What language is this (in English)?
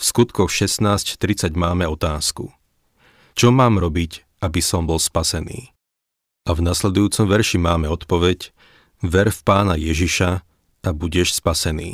Slovak